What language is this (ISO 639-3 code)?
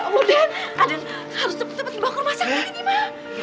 ind